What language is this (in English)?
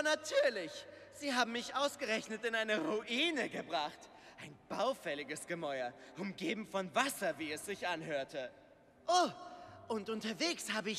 German